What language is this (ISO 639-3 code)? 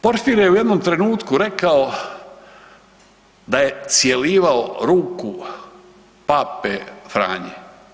hrv